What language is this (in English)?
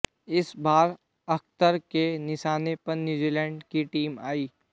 Hindi